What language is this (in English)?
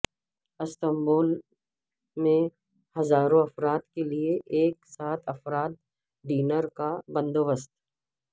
Urdu